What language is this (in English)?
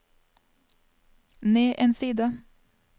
Norwegian